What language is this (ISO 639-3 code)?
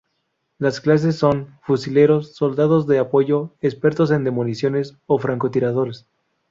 spa